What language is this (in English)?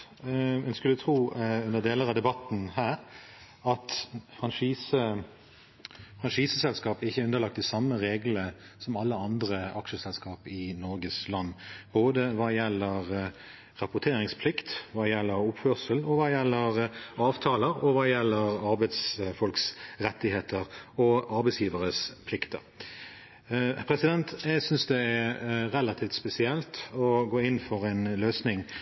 Norwegian